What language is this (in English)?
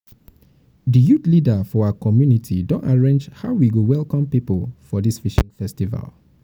Nigerian Pidgin